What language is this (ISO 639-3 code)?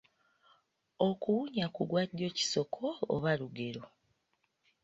lug